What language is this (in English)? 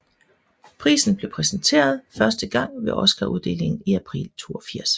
Danish